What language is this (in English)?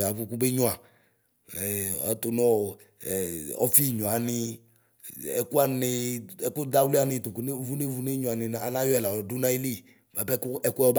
Ikposo